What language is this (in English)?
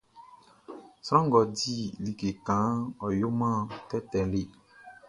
Baoulé